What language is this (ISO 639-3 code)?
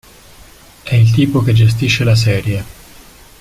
ita